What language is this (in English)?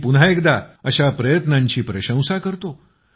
Marathi